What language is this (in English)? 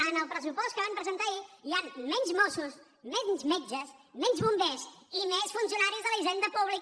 Catalan